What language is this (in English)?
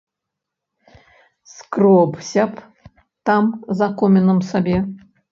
Belarusian